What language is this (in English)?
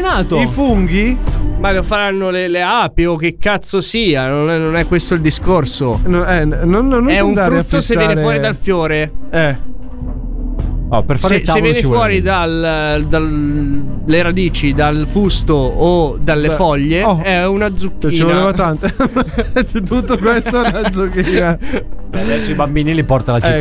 Italian